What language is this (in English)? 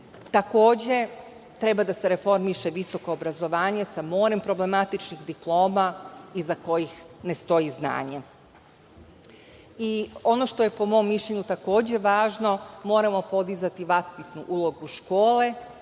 Serbian